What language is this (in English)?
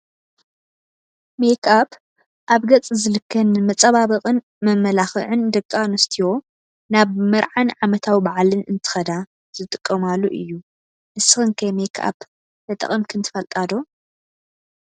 Tigrinya